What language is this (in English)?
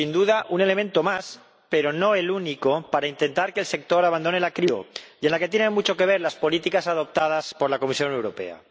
Spanish